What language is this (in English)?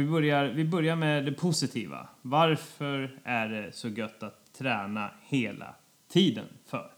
Swedish